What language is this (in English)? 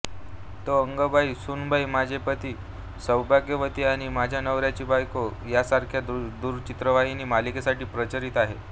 Marathi